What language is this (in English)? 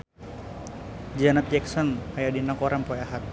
Sundanese